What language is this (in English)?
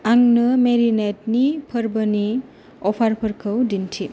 Bodo